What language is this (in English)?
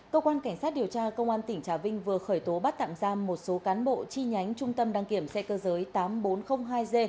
Vietnamese